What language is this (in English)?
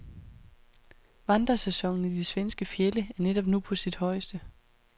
Danish